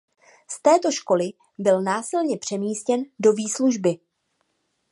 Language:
Czech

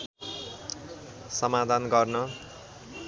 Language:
Nepali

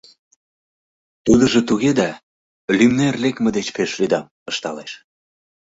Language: Mari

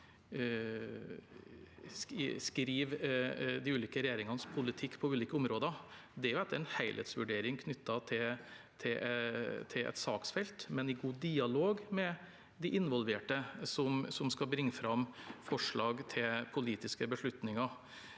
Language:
Norwegian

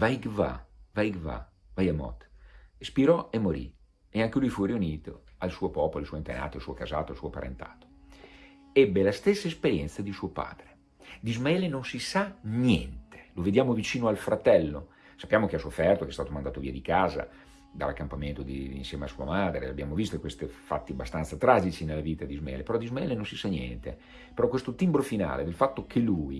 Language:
Italian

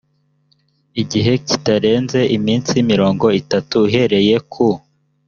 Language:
Kinyarwanda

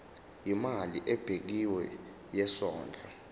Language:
Zulu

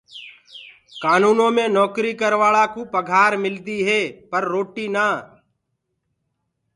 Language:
Gurgula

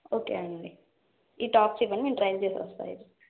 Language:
Telugu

